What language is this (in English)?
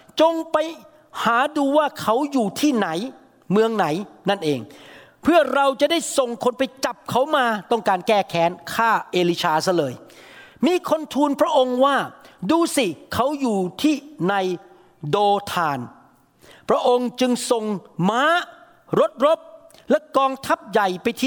Thai